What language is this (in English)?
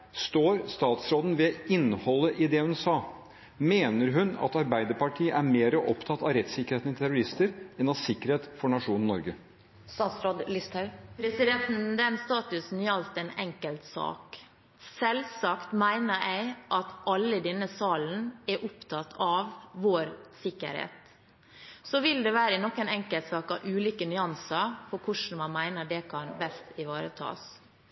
Norwegian Bokmål